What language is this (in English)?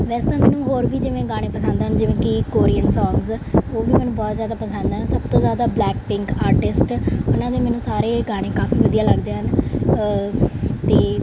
Punjabi